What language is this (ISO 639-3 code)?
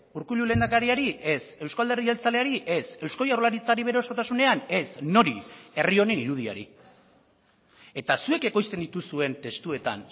eus